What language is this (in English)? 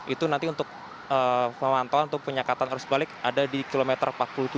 Indonesian